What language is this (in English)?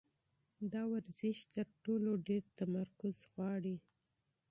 Pashto